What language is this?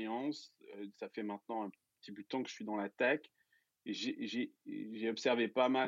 French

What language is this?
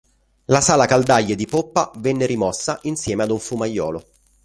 Italian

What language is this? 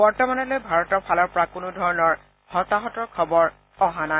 Assamese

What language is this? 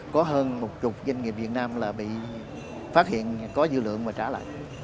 Vietnamese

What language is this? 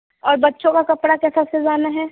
Hindi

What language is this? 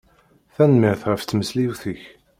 Kabyle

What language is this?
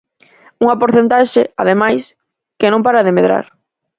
Galician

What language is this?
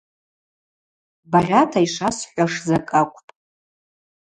Abaza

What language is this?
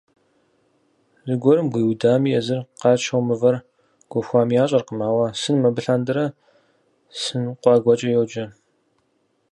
Kabardian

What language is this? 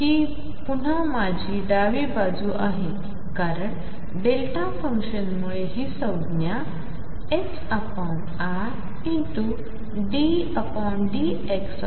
Marathi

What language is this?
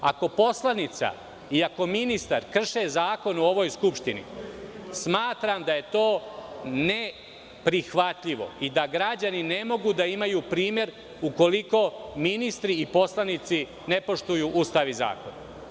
Serbian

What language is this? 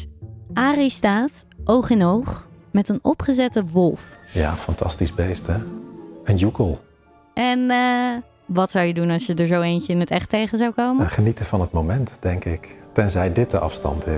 Dutch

